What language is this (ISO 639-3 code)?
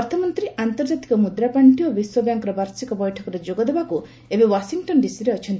ori